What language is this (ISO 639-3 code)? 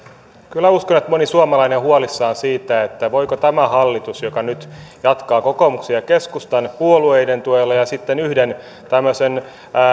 fin